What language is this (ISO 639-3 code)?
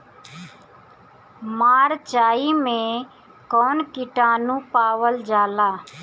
bho